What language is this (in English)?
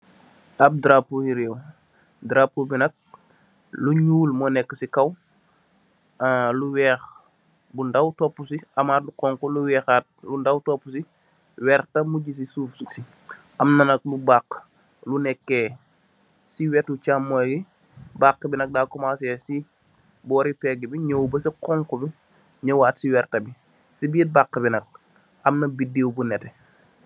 Wolof